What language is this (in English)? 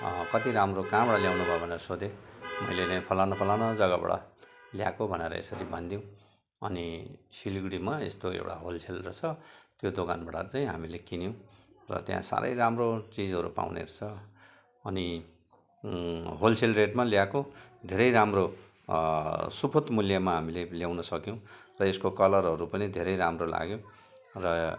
Nepali